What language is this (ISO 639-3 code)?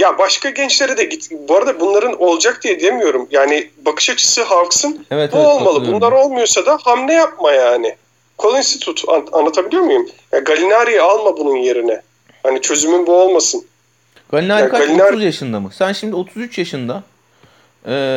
tur